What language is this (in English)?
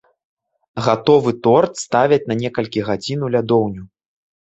Belarusian